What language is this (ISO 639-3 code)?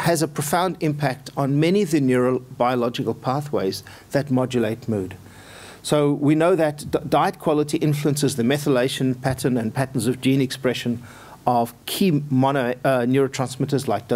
eng